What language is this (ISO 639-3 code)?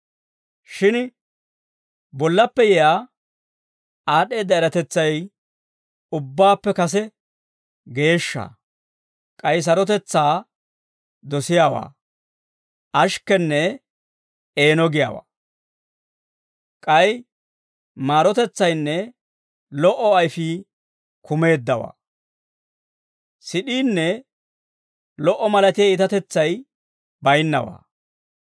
dwr